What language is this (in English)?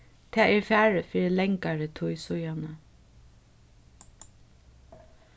Faroese